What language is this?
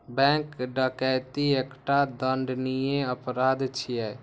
Maithili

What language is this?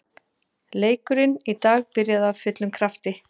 Icelandic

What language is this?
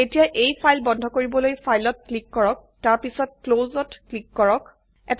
Assamese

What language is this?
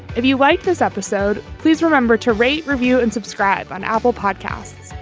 English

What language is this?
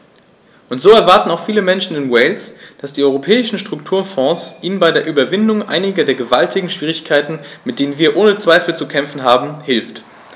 German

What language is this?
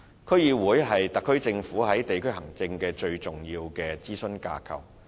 Cantonese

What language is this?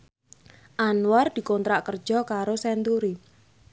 Javanese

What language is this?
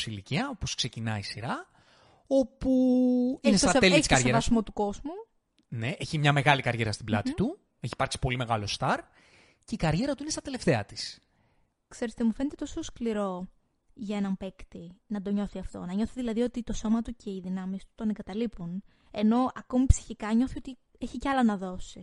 Greek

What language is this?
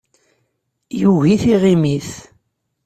Kabyle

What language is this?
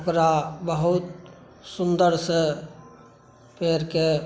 Maithili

